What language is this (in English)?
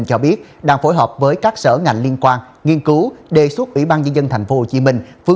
Vietnamese